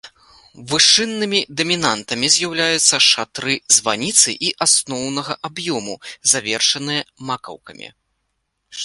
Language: Belarusian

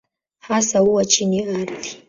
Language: Swahili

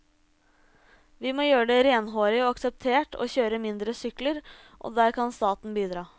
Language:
Norwegian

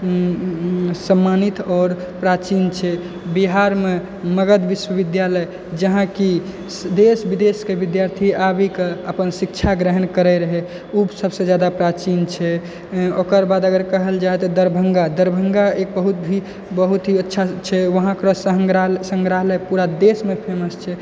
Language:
Maithili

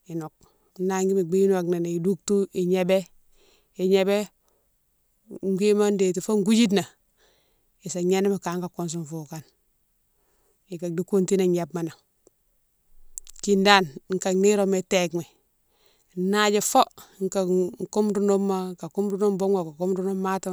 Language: Mansoanka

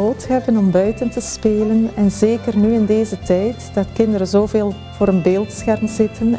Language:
Dutch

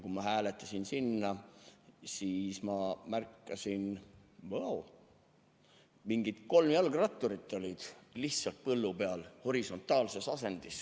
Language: Estonian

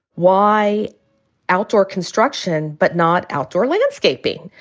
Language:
English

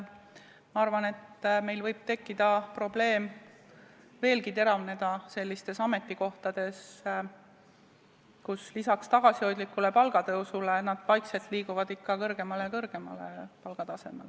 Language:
Estonian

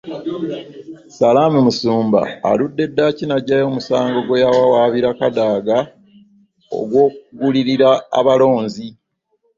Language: Ganda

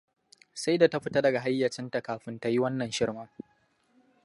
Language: Hausa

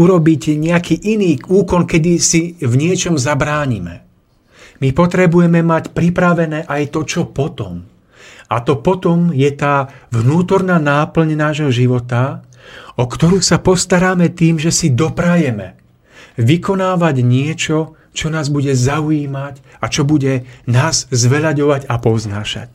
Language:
Slovak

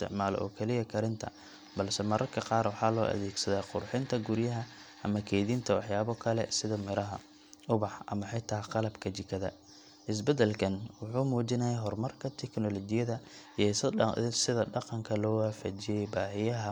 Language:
Somali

